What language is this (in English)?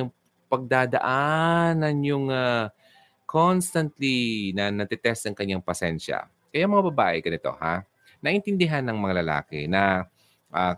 Filipino